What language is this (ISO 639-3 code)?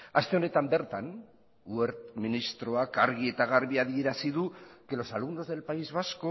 eus